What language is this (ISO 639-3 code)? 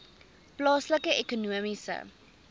afr